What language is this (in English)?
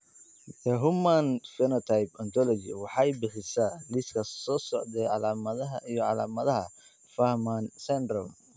Somali